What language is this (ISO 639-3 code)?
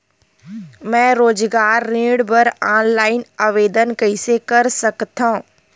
hne